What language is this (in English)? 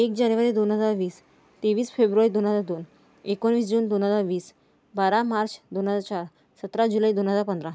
Marathi